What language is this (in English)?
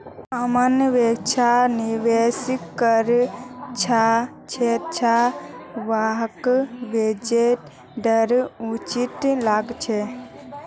Magahi